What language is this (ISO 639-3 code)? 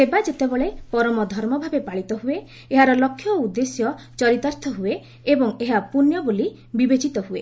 ori